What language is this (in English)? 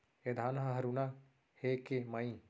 Chhattisgarhi